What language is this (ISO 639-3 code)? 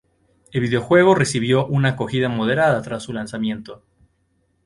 spa